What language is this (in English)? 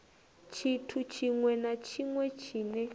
Venda